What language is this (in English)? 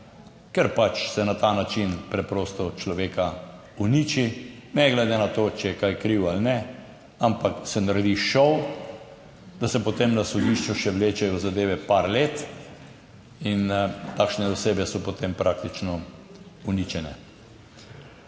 Slovenian